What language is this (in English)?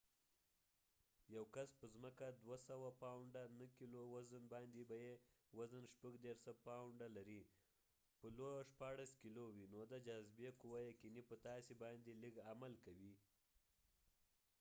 Pashto